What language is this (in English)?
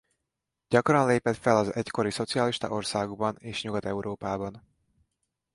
Hungarian